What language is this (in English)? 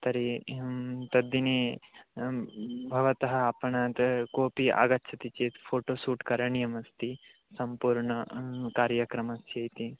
Sanskrit